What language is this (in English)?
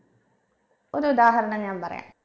Malayalam